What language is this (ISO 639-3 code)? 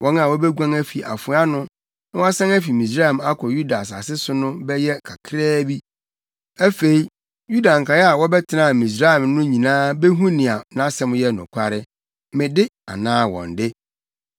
aka